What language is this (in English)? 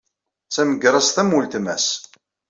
Kabyle